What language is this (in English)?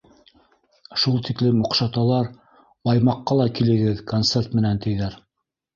Bashkir